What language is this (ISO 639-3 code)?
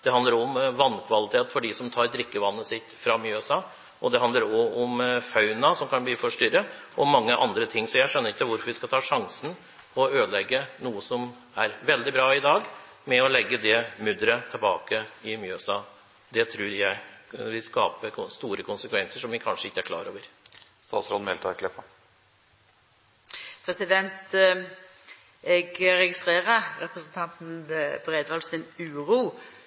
nor